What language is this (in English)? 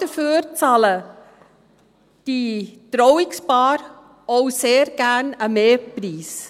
Swiss German